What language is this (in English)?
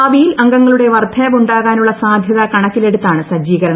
Malayalam